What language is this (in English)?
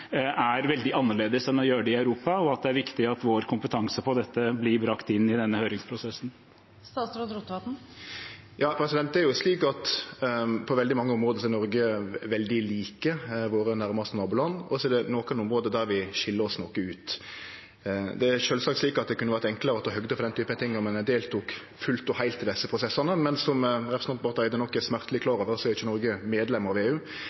Norwegian